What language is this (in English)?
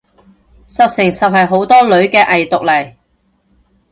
Cantonese